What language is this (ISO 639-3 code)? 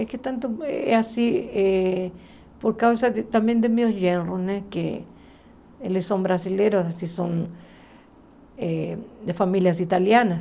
por